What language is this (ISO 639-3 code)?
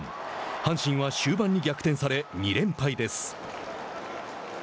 jpn